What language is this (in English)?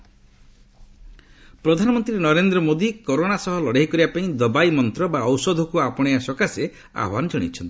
Odia